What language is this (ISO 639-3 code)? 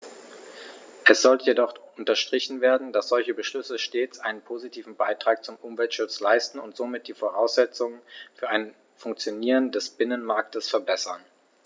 deu